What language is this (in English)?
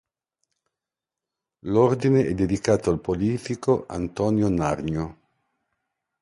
Italian